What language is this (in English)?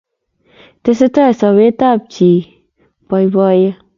Kalenjin